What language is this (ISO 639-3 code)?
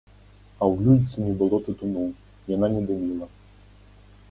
bel